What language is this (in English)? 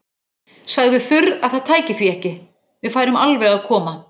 Icelandic